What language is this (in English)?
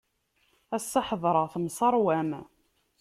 Kabyle